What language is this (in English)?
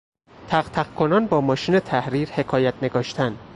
Persian